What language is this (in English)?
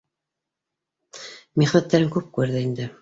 Bashkir